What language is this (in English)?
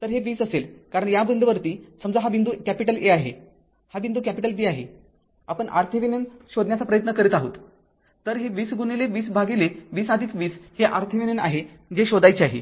Marathi